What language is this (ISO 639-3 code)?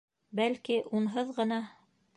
bak